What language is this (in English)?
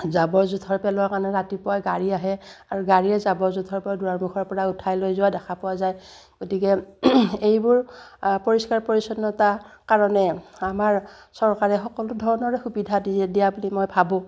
Assamese